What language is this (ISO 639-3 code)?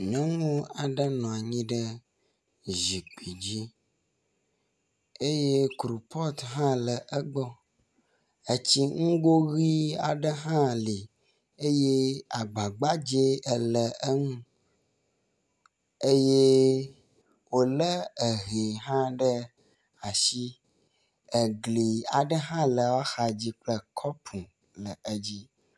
ewe